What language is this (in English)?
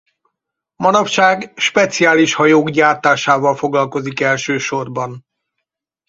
Hungarian